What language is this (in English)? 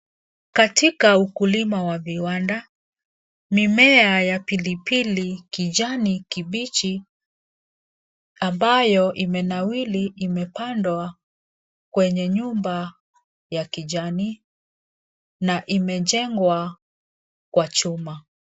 Swahili